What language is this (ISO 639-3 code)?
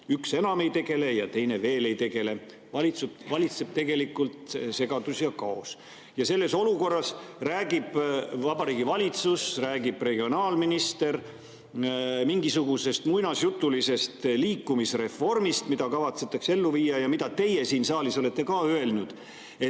est